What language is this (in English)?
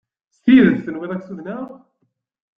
Kabyle